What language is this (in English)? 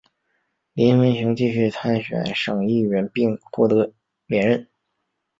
Chinese